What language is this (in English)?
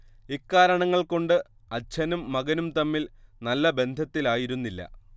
Malayalam